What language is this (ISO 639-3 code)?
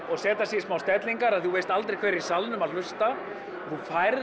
isl